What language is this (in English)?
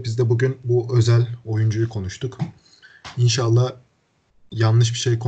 Turkish